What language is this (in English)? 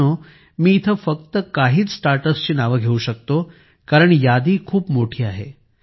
Marathi